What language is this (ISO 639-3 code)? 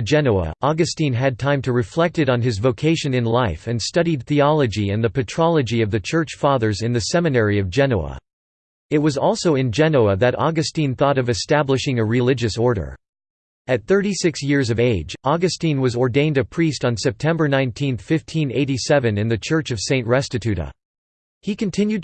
eng